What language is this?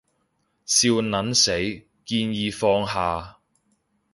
Cantonese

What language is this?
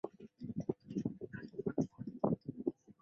Chinese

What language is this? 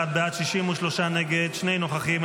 Hebrew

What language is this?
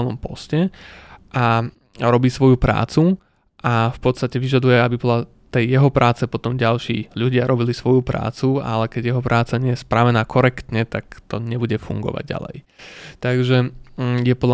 Slovak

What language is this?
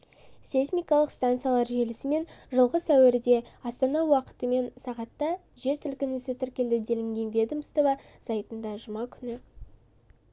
Kazakh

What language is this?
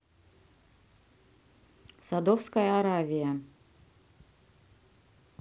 Russian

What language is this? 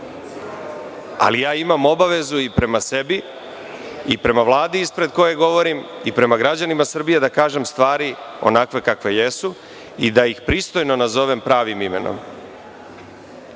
Serbian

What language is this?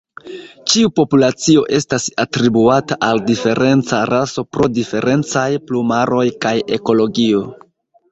Esperanto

